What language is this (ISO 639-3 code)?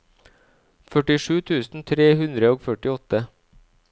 nor